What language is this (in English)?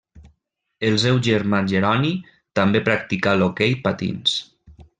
Catalan